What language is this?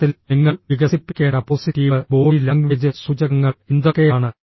Malayalam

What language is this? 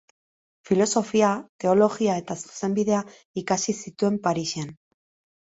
Basque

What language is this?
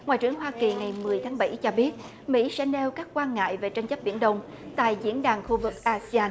Vietnamese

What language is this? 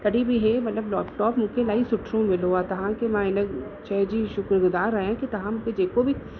Sindhi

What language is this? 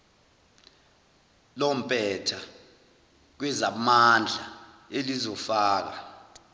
Zulu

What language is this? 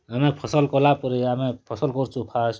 Odia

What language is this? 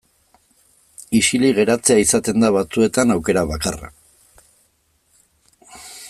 Basque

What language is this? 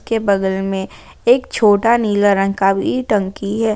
Hindi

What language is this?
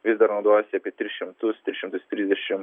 Lithuanian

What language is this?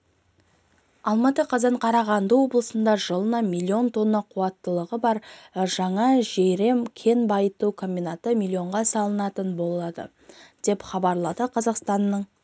Kazakh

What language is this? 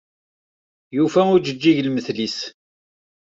Kabyle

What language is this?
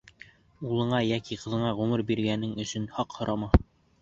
Bashkir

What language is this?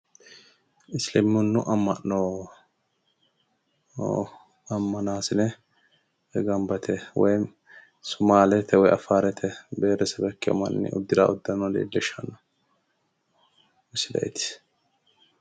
Sidamo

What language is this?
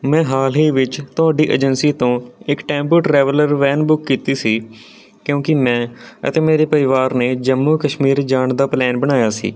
Punjabi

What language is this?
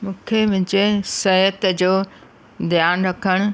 Sindhi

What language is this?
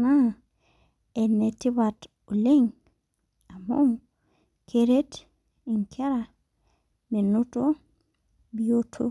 Masai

